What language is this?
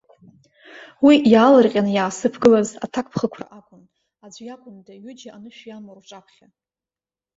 Abkhazian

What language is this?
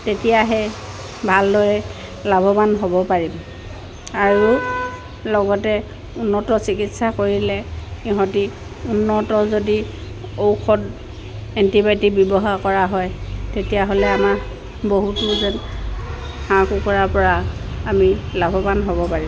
Assamese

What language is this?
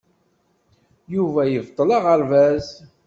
Kabyle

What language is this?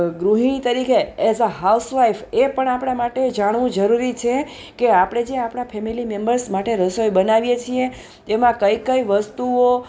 Gujarati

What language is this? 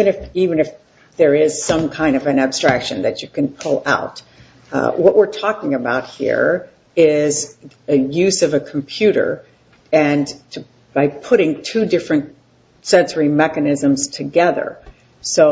English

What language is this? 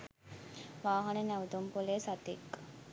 Sinhala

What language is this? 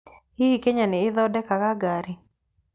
Kikuyu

